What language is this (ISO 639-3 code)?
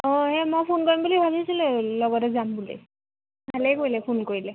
asm